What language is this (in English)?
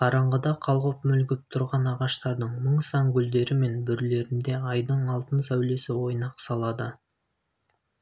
Kazakh